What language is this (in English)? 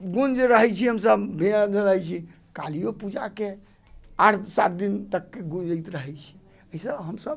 Maithili